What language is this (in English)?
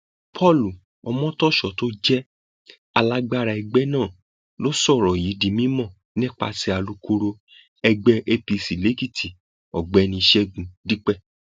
Yoruba